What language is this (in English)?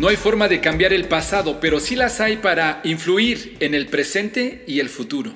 Spanish